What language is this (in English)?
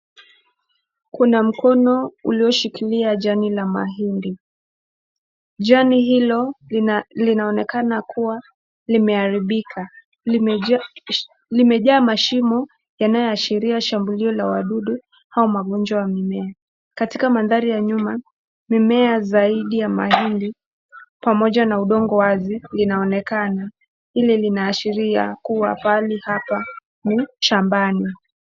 Swahili